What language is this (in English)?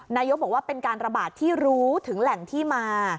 Thai